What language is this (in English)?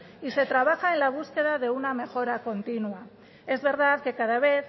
Spanish